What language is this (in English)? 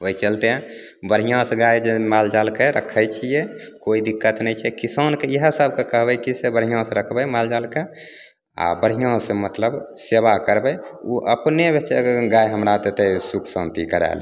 Maithili